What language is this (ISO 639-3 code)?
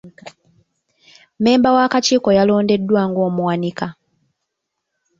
lug